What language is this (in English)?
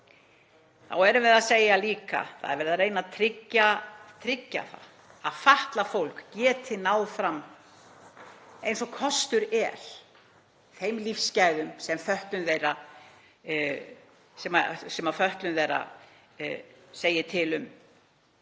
Icelandic